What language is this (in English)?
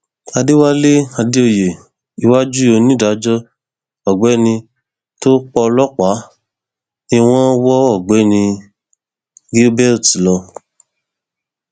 Yoruba